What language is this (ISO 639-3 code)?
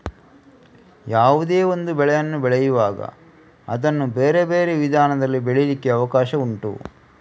kan